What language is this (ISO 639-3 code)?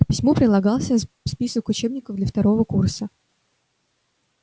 rus